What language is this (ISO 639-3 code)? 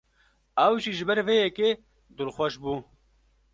kur